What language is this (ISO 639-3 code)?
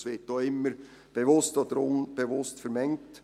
gsw